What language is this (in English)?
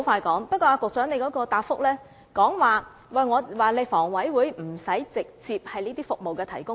Cantonese